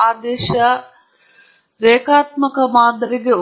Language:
Kannada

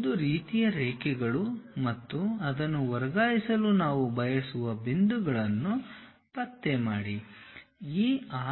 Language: Kannada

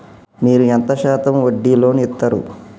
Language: Telugu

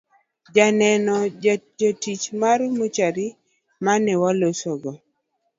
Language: Luo (Kenya and Tanzania)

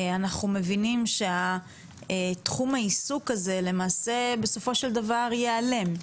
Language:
Hebrew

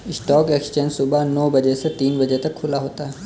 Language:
Hindi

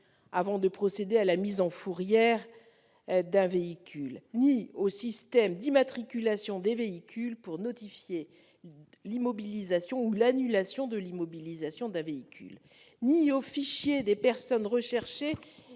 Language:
French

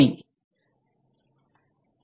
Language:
Malayalam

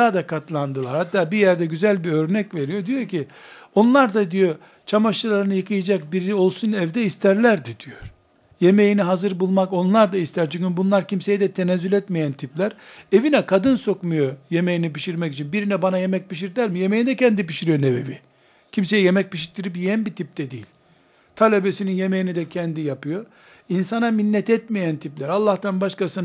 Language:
Turkish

